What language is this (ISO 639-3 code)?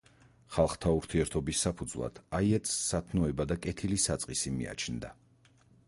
kat